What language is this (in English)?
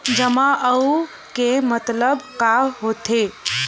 Chhattisgarhi